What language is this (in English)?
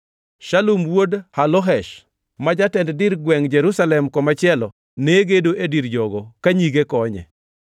Luo (Kenya and Tanzania)